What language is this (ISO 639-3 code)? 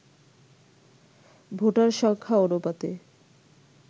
ben